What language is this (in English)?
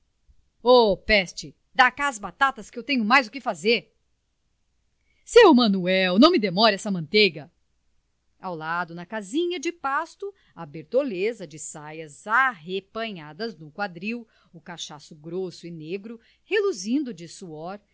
Portuguese